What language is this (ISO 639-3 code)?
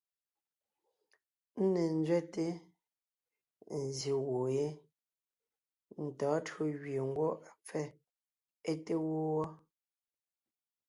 nnh